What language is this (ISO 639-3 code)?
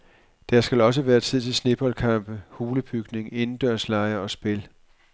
dan